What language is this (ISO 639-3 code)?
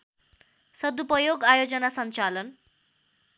nep